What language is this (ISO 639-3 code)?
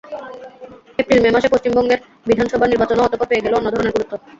ben